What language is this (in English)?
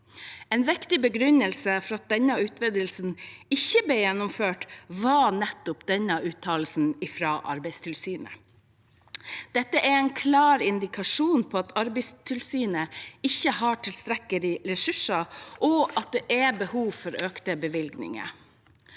Norwegian